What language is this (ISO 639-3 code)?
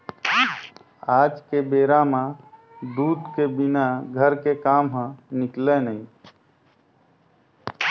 hne